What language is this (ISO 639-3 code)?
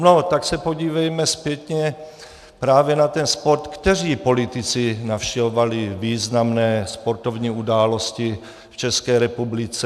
ces